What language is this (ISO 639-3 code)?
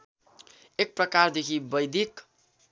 nep